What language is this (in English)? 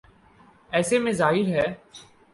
Urdu